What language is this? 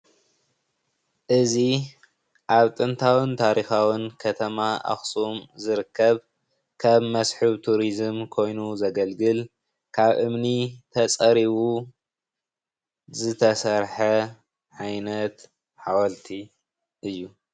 Tigrinya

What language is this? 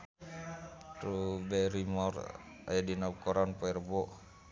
Sundanese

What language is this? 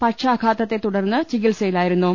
Malayalam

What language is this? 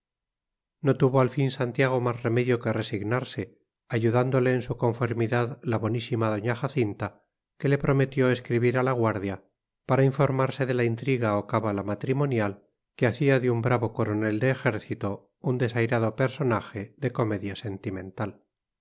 Spanish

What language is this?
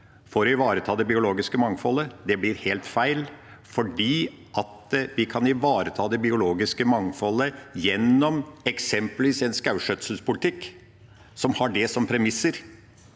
Norwegian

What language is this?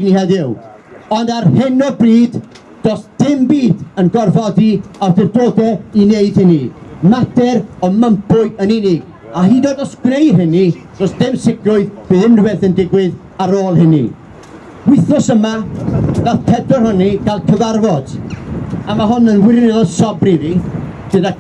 Italian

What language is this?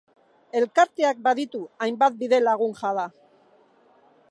Basque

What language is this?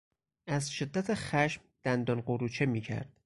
Persian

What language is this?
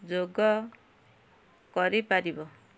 Odia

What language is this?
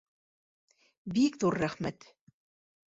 Bashkir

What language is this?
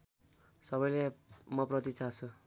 Nepali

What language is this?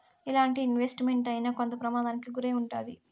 Telugu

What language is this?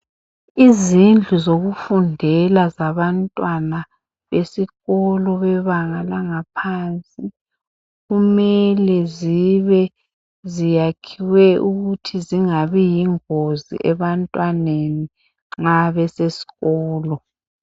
North Ndebele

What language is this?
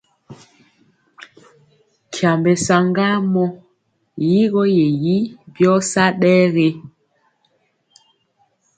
Mpiemo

